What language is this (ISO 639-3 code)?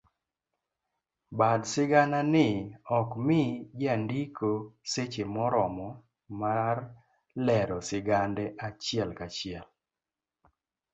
luo